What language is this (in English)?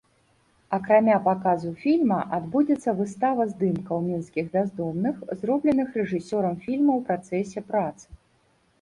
Belarusian